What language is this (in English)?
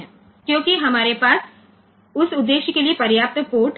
Gujarati